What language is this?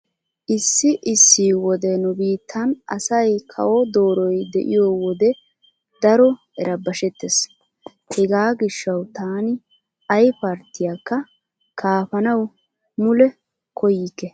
Wolaytta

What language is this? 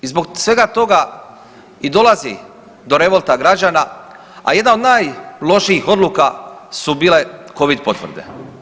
Croatian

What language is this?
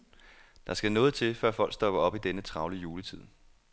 Danish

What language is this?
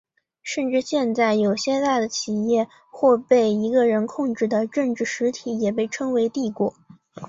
Chinese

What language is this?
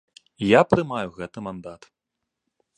Belarusian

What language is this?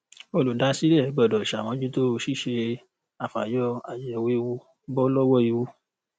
Yoruba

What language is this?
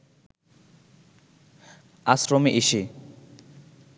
Bangla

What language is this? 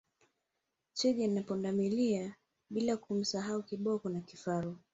Swahili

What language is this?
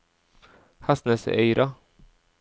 Norwegian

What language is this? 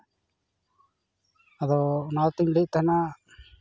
Santali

